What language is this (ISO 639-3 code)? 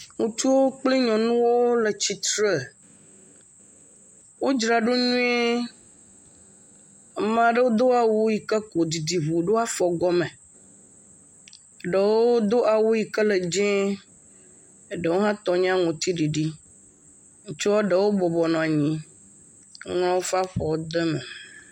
ewe